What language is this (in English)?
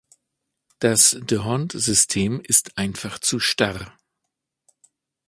German